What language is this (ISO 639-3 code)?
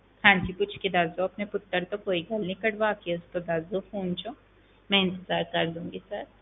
pan